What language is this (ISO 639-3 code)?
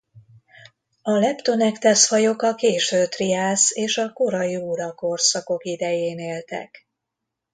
hun